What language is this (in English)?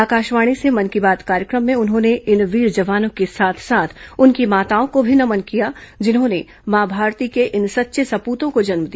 Hindi